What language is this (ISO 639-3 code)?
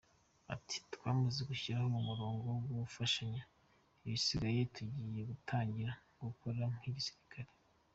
kin